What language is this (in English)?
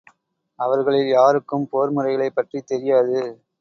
Tamil